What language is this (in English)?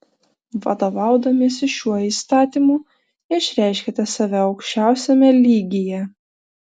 Lithuanian